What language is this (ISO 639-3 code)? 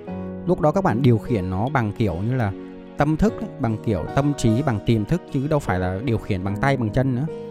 vie